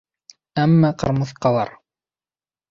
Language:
Bashkir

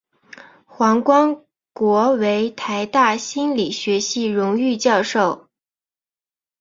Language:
Chinese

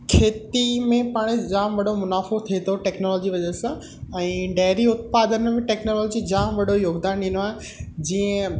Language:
Sindhi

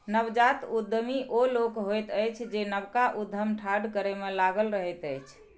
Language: Maithili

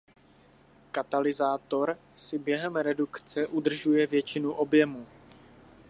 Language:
Czech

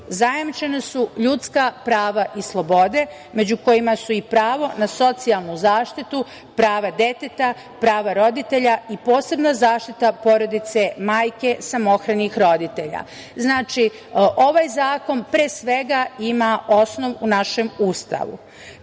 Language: Serbian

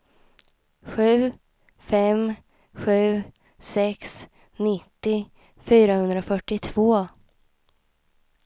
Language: Swedish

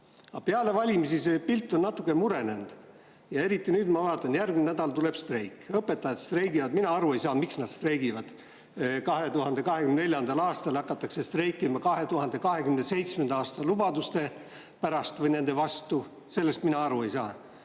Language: Estonian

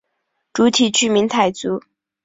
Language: Chinese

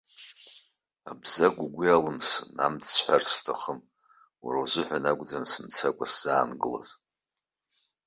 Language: Abkhazian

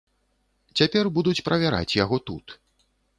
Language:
Belarusian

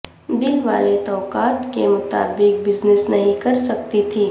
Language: Urdu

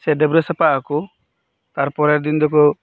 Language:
Santali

